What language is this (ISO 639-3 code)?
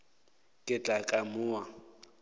nso